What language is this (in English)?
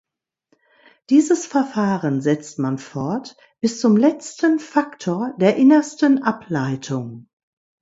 German